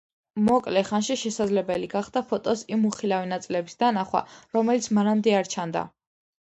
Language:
Georgian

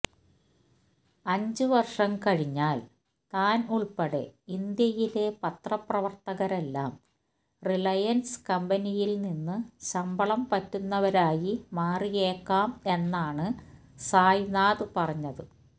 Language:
Malayalam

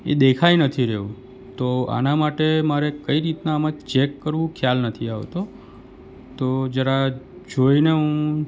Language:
Gujarati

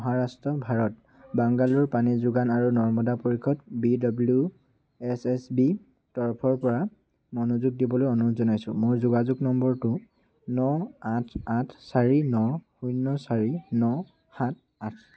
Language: Assamese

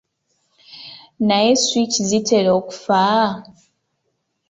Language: Ganda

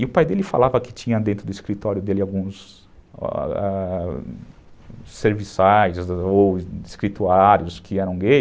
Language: Portuguese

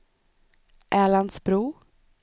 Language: Swedish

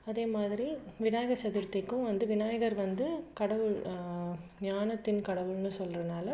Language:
Tamil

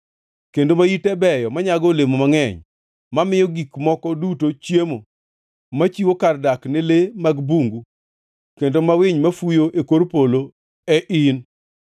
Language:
Luo (Kenya and Tanzania)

